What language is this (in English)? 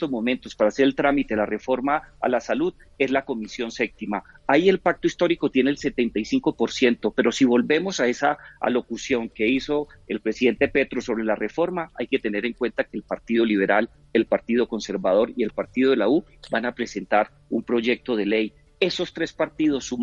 Spanish